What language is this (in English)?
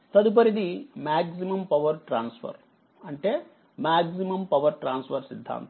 Telugu